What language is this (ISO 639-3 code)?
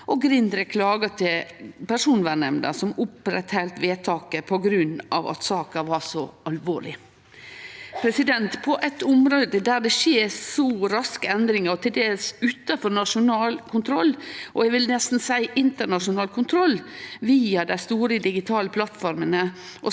nor